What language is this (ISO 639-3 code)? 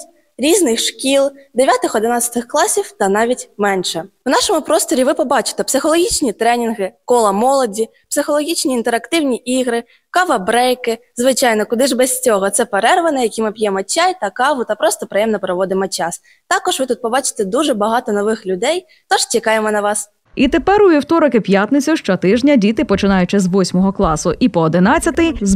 ukr